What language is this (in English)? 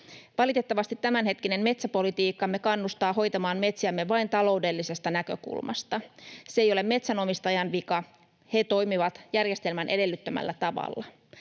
Finnish